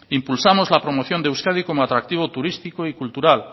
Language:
Spanish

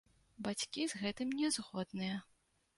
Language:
Belarusian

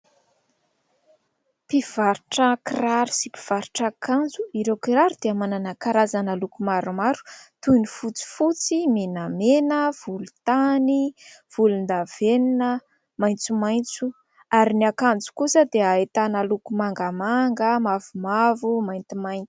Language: Malagasy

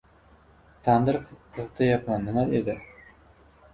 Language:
Uzbek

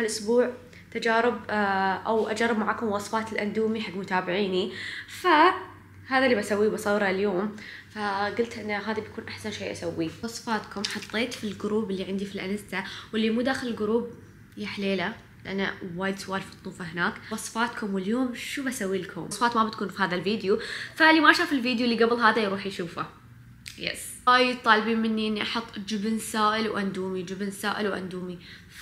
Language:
Arabic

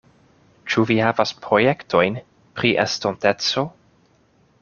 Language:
Esperanto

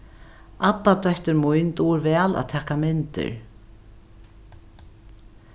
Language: Faroese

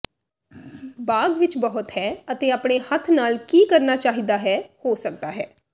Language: Punjabi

